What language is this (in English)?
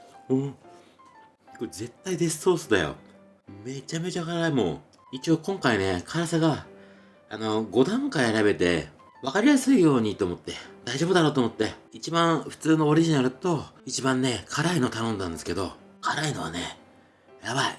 Japanese